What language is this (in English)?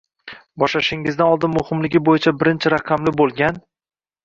Uzbek